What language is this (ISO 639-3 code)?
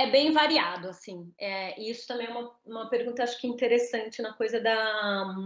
por